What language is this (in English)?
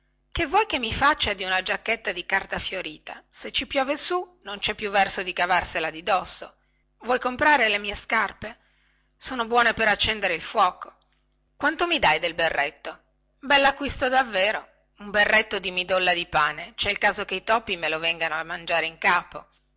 Italian